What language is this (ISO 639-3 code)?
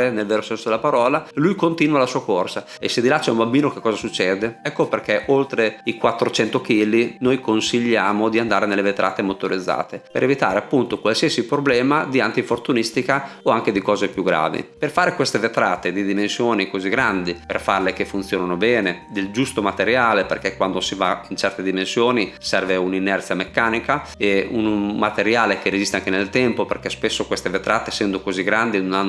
ita